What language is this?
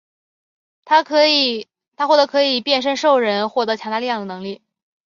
Chinese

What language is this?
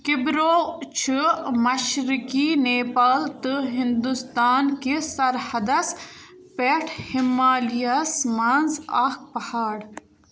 Kashmiri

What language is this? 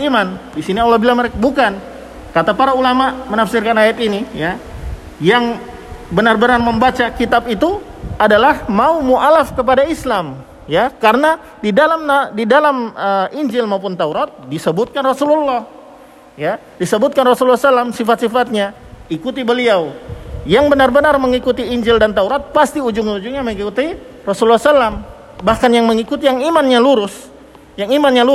Indonesian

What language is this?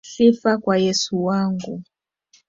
Swahili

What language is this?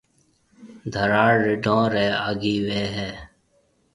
Marwari (Pakistan)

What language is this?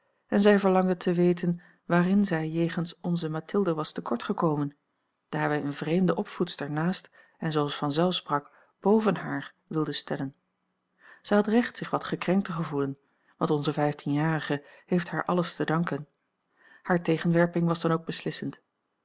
Dutch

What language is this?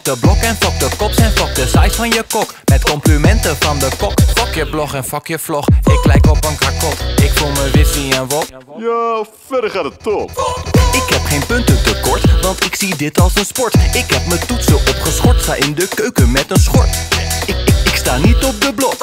Dutch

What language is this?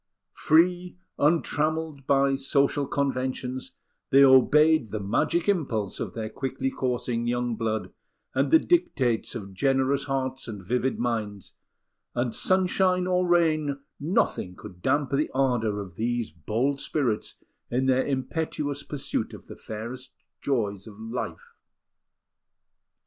English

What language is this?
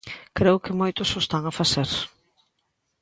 Galician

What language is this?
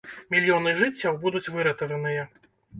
Belarusian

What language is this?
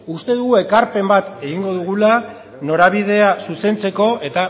Basque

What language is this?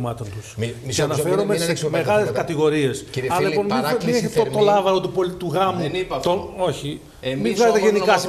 Greek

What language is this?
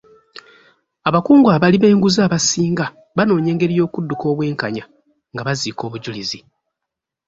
Ganda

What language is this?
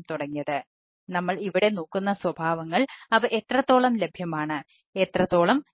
Malayalam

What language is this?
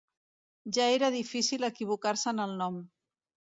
Catalan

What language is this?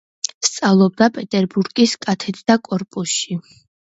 Georgian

